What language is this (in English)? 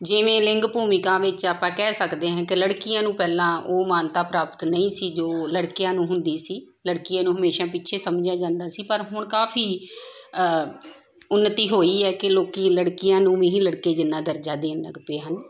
Punjabi